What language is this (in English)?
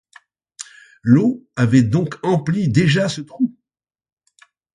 French